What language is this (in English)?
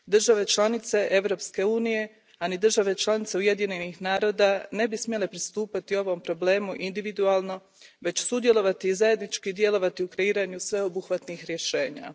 Croatian